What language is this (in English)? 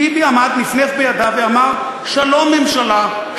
Hebrew